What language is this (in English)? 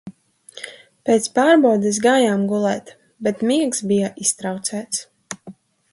Latvian